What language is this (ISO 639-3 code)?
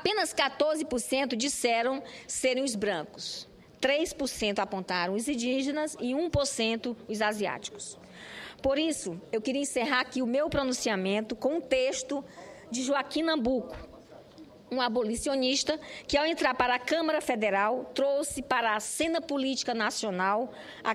por